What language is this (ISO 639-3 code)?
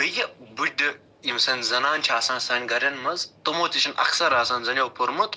kas